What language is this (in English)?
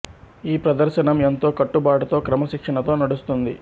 Telugu